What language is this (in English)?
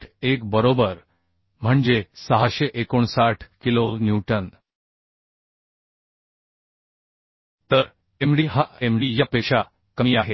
Marathi